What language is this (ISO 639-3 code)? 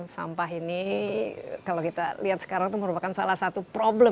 ind